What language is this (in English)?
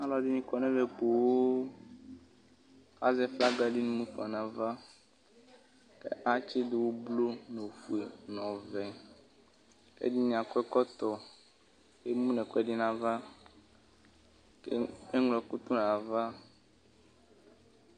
Ikposo